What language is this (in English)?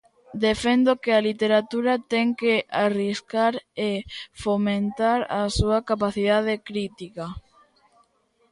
Galician